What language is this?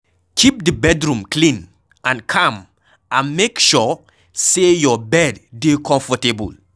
Nigerian Pidgin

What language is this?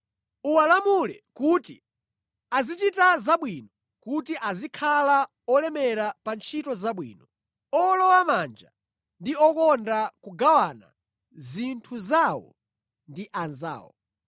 Nyanja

